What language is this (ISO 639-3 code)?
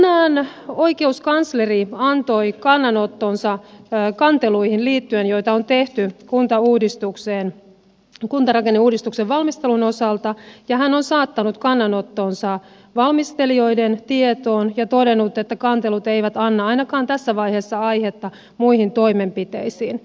fin